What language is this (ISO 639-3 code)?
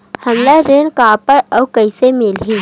hne